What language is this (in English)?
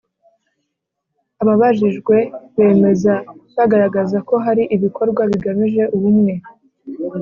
Kinyarwanda